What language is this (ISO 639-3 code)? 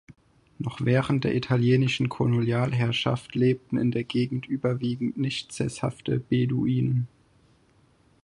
deu